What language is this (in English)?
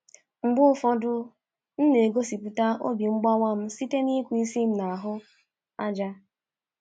Igbo